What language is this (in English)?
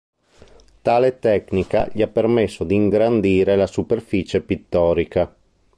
Italian